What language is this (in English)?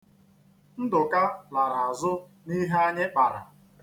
Igbo